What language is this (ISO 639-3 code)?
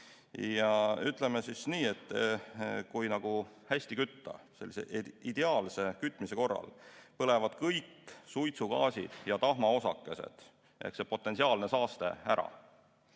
est